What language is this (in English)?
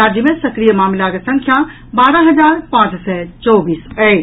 Maithili